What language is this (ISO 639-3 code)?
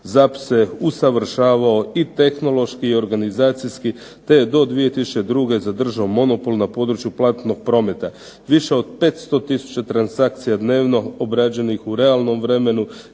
hrv